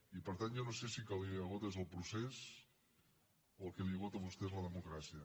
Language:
Catalan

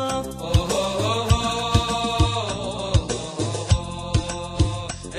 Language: Arabic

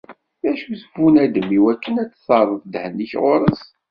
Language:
Kabyle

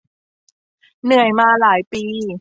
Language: Thai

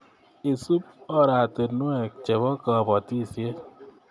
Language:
Kalenjin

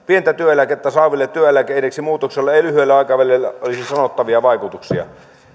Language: Finnish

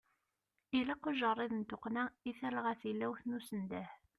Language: Kabyle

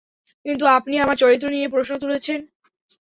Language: Bangla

